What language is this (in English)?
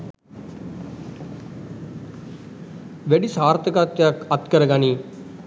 Sinhala